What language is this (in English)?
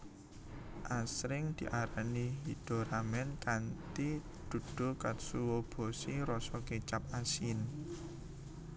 Javanese